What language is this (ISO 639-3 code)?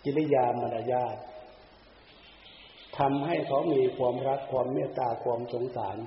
tha